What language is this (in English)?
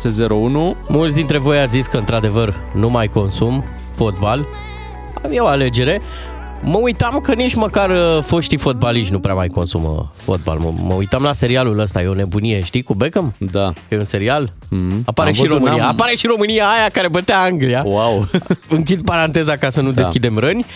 Romanian